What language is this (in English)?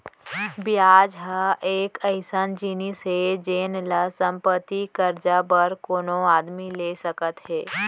Chhattisgarhi